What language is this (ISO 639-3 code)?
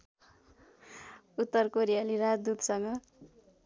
nep